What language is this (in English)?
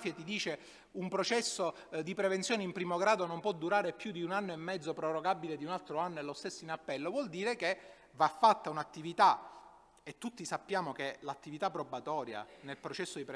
Italian